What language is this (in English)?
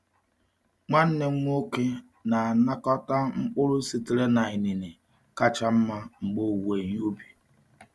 Igbo